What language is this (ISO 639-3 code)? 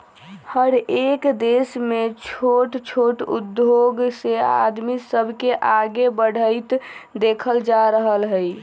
mag